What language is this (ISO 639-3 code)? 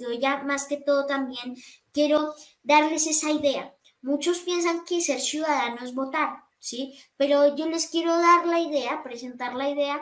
spa